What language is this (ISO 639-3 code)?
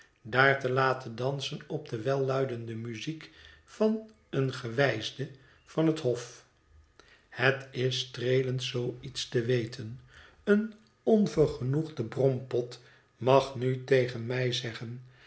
nld